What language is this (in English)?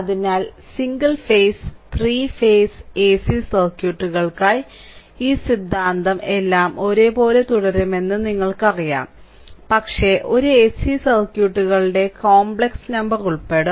Malayalam